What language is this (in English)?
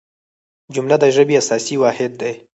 Pashto